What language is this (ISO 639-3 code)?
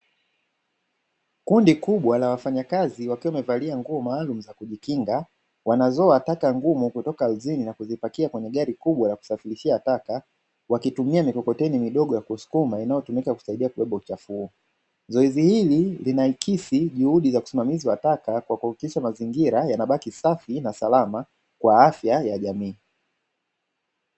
swa